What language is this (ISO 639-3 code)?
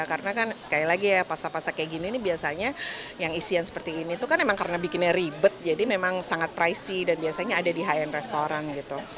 ind